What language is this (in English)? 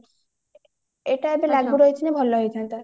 Odia